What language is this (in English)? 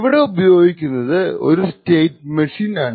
Malayalam